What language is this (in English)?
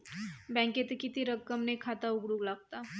Marathi